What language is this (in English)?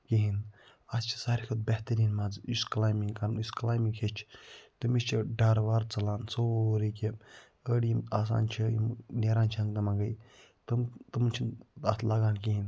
Kashmiri